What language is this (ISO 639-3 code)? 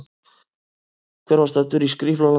isl